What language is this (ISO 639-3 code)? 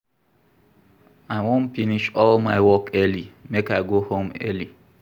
pcm